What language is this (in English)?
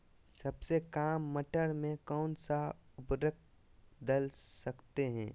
Magahi